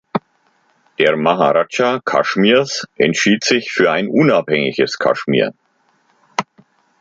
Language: German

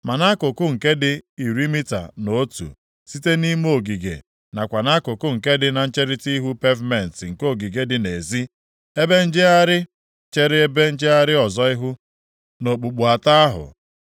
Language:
Igbo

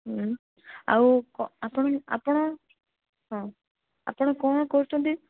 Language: Odia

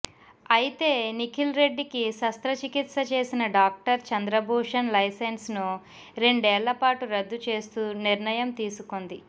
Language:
Telugu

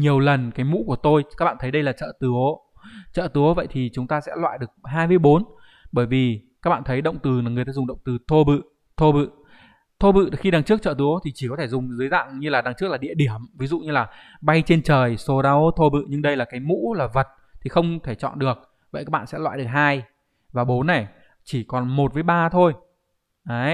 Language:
Vietnamese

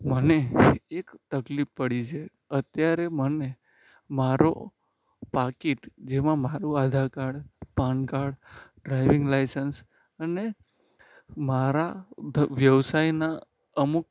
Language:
Gujarati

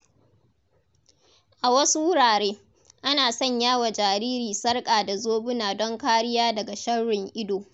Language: Hausa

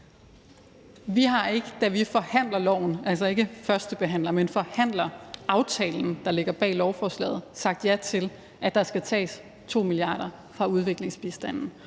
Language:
Danish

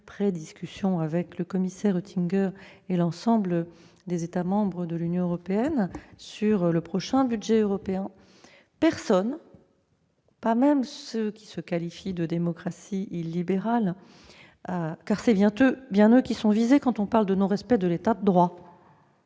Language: French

